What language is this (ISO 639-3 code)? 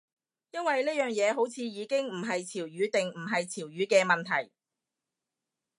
yue